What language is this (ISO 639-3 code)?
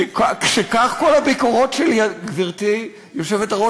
heb